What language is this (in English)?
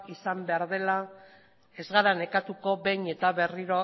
Basque